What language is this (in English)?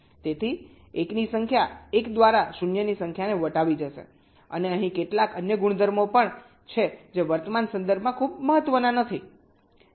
Gujarati